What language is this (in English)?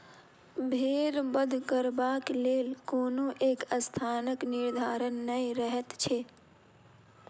Maithili